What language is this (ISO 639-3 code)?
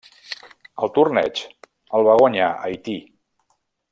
cat